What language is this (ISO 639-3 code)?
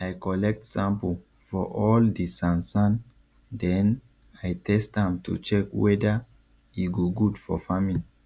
pcm